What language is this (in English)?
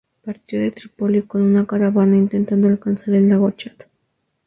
Spanish